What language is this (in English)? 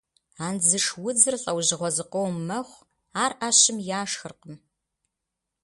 Kabardian